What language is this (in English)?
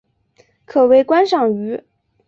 Chinese